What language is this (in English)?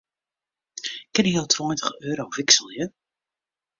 Western Frisian